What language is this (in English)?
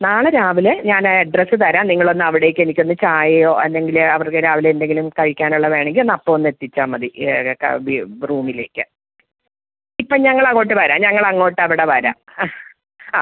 Malayalam